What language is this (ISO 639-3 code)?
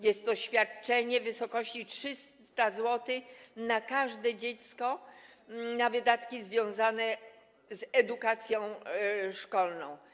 pol